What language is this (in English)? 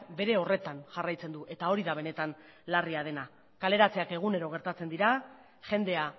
Basque